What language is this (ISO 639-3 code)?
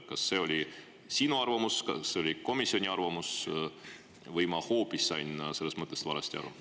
est